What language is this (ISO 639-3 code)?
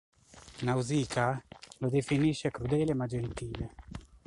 ita